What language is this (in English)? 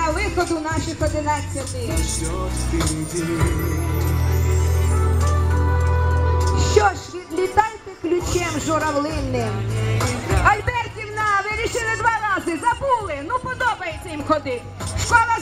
Ukrainian